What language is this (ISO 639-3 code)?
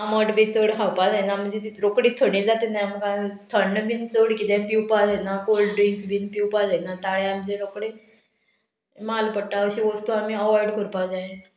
kok